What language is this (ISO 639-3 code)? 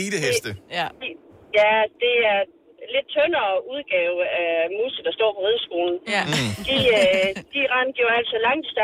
dan